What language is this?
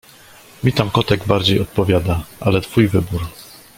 Polish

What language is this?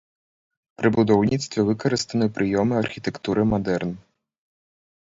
Belarusian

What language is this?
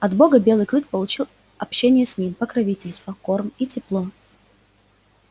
Russian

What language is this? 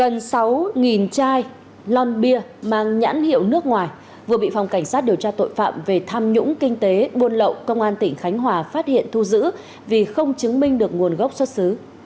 Vietnamese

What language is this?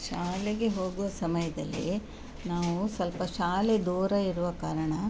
Kannada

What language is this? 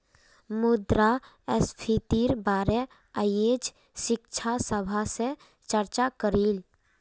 Magahi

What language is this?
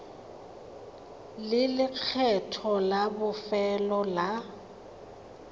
Tswana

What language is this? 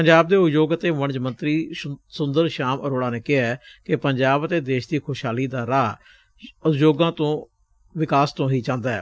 Punjabi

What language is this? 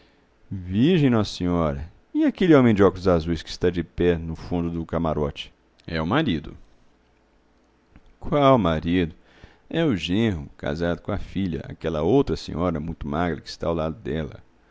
Portuguese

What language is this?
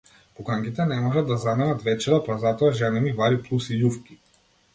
Macedonian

